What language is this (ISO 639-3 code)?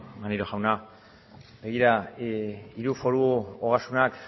eus